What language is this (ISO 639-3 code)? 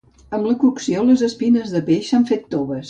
cat